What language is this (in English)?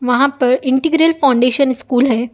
Urdu